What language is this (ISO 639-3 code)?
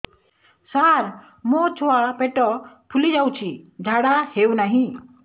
ori